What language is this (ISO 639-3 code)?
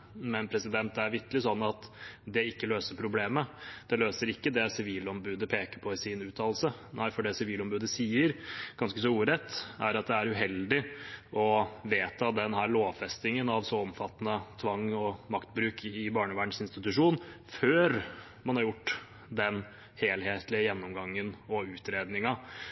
nob